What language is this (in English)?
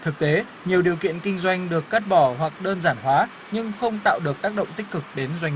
Vietnamese